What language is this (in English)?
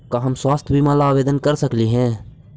Magahi